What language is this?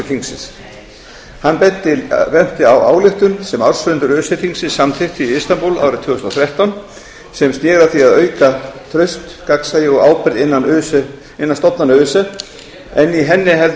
Icelandic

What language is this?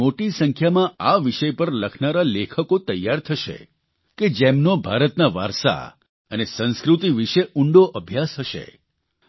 Gujarati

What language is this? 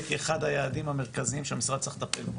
Hebrew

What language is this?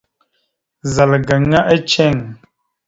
Mada (Cameroon)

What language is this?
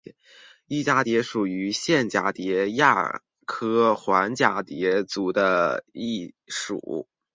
Chinese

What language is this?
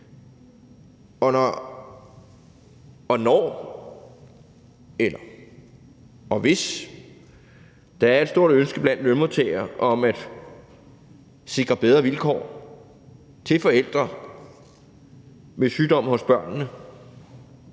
Danish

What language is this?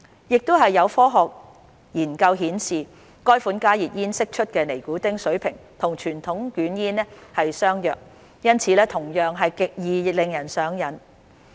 Cantonese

